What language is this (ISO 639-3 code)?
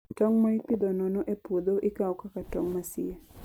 luo